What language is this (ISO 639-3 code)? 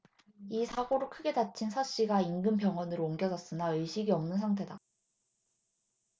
kor